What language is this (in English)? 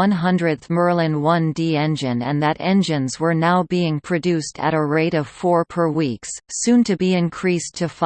English